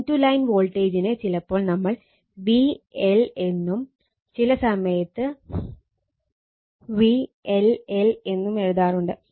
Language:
Malayalam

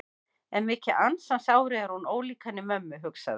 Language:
Icelandic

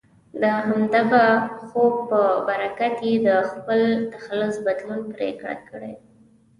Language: Pashto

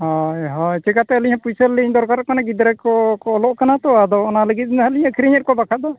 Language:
Santali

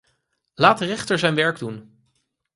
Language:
Dutch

